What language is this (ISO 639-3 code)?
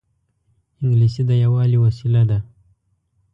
pus